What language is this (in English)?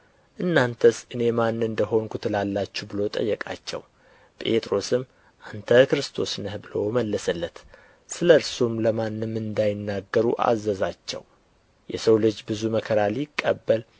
Amharic